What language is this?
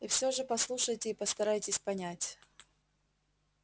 Russian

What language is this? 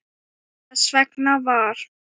Icelandic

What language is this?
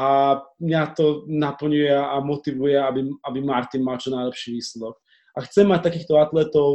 Slovak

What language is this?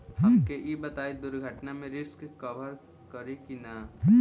Bhojpuri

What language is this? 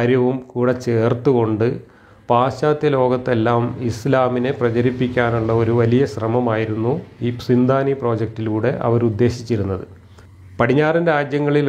Malayalam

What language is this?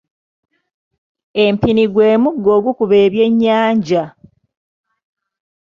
Ganda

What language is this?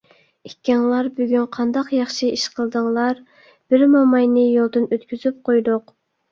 Uyghur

